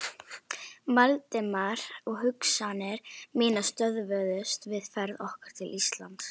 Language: Icelandic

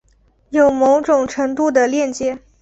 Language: Chinese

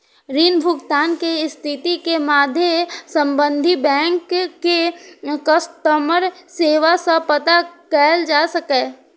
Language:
Maithili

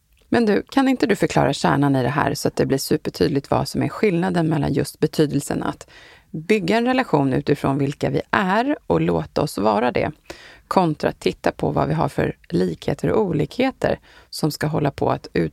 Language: Swedish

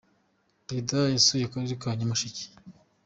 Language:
Kinyarwanda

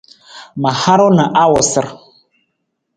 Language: Nawdm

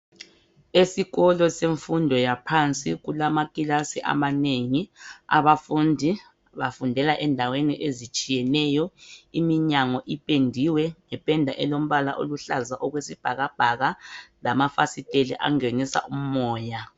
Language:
North Ndebele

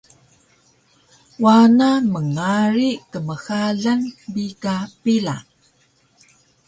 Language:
Taroko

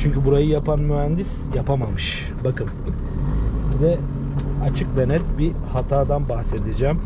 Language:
Turkish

